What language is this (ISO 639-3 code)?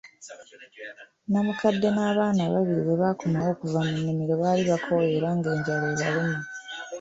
lug